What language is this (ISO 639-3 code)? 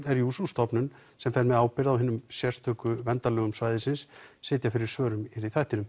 isl